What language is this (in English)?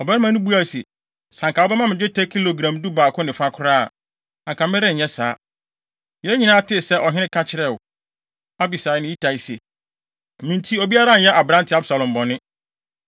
Akan